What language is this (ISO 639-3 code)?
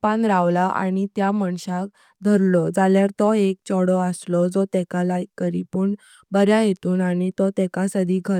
kok